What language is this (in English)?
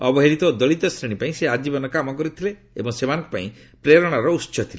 Odia